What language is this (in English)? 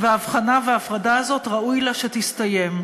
Hebrew